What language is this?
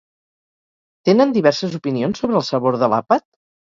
Catalan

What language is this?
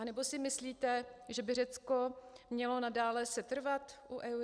Czech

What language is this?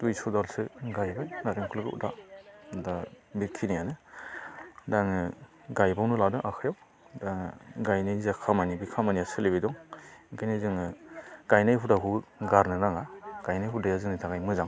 Bodo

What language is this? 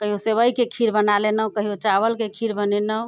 Maithili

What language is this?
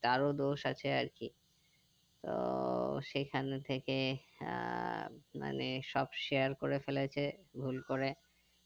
Bangla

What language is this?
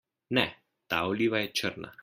Slovenian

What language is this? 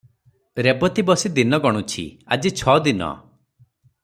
Odia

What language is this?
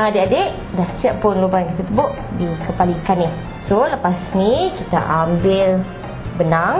Malay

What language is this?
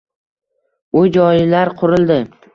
Uzbek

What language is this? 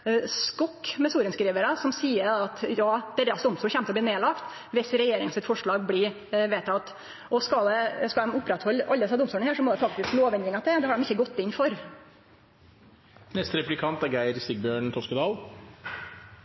Norwegian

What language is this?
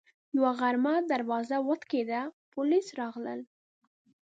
Pashto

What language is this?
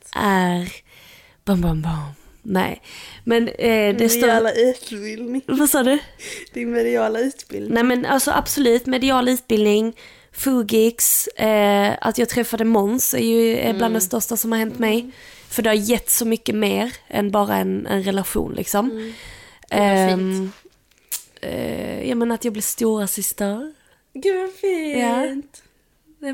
Swedish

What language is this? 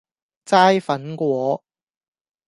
Cantonese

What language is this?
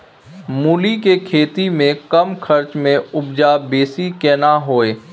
Maithili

